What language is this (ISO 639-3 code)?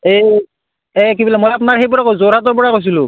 asm